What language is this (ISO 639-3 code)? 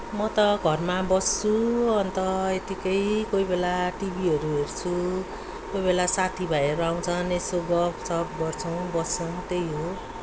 nep